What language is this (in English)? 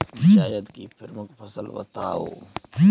Hindi